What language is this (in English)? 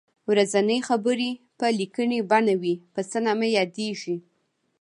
Pashto